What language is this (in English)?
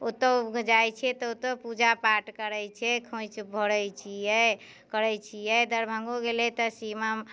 Maithili